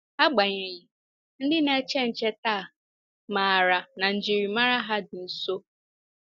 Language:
Igbo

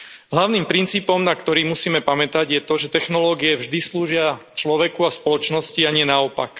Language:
Slovak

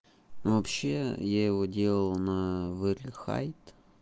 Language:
Russian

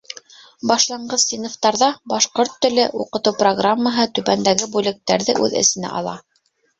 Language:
Bashkir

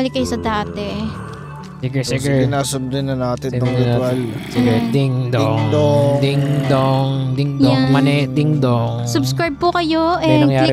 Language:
Filipino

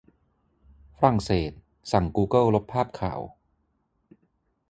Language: Thai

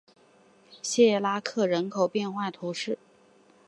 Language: Chinese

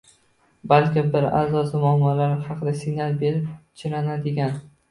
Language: Uzbek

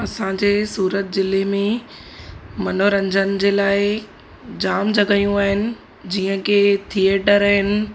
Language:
Sindhi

